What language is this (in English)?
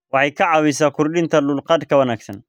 Somali